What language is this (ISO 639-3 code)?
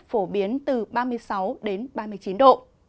vie